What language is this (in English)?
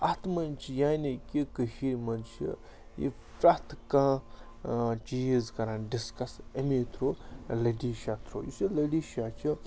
Kashmiri